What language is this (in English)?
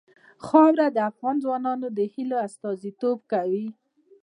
Pashto